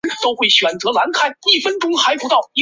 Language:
Chinese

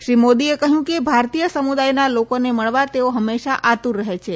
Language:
Gujarati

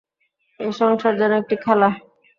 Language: Bangla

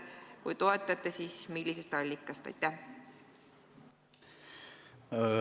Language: Estonian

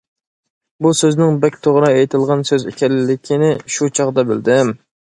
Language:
Uyghur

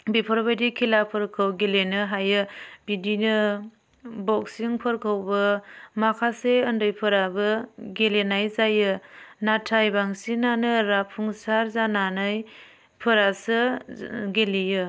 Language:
Bodo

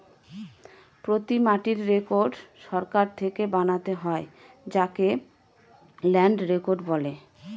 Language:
Bangla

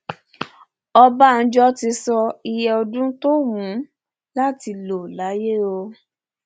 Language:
Yoruba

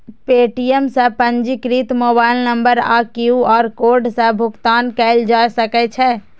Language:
Maithili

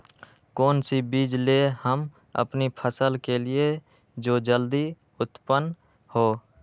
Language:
Magahi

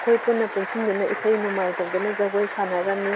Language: Manipuri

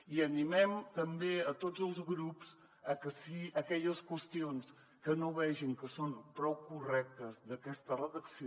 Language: Catalan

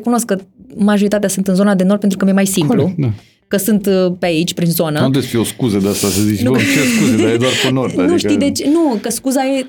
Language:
Romanian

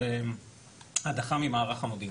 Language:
Hebrew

